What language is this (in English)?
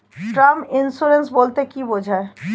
Bangla